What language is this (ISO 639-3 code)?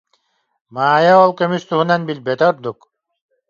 sah